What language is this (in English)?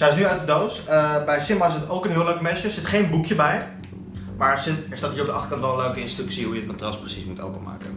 Dutch